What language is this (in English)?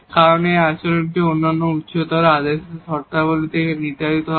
Bangla